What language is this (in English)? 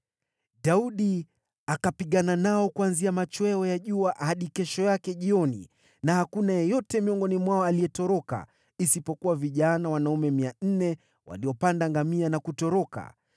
Swahili